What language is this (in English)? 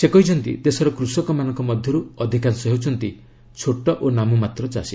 Odia